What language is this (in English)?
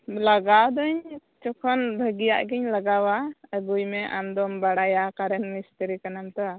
Santali